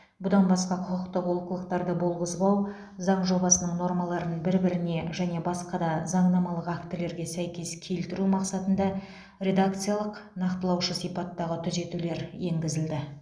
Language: Kazakh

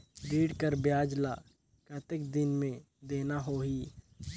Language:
Chhattisgarhi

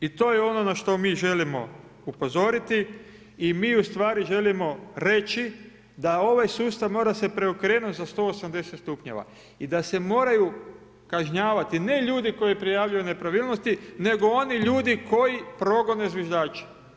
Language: Croatian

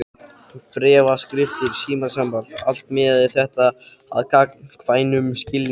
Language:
Icelandic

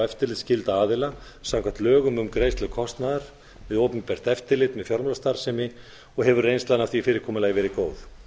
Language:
Icelandic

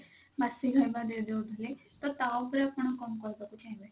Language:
Odia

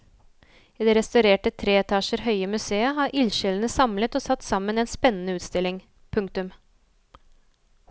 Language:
Norwegian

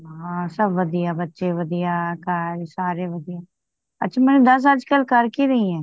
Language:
Punjabi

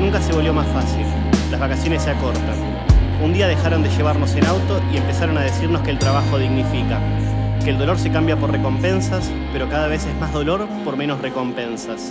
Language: Spanish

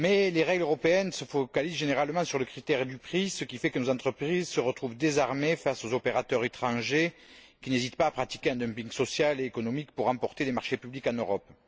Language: French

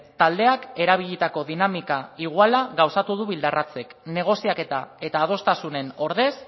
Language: Basque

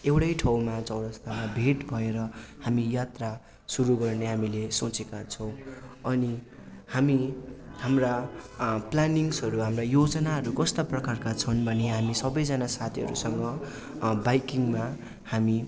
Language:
Nepali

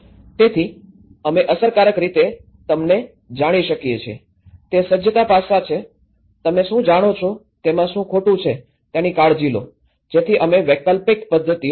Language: Gujarati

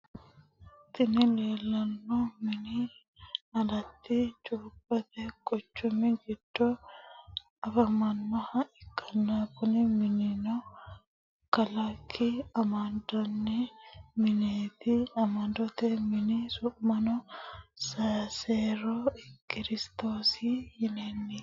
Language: Sidamo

